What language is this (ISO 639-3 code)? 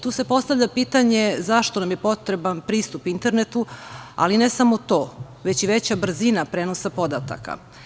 srp